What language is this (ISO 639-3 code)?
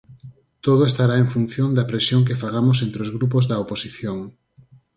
glg